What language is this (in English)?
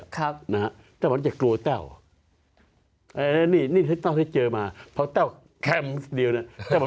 Thai